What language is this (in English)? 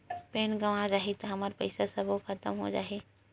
Chhattisgarhi